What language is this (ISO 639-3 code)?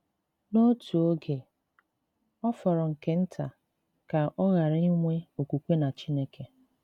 ibo